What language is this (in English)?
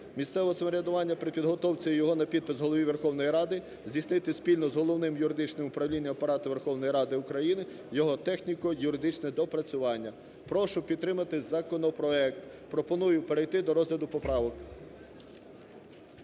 Ukrainian